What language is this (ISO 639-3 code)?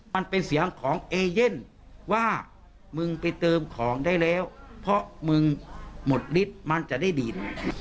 tha